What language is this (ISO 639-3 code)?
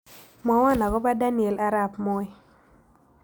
kln